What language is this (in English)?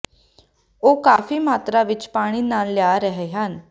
Punjabi